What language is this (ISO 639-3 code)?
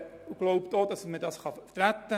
gsw